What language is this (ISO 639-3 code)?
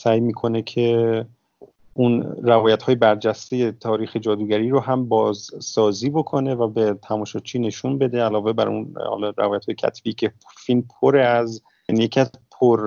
fas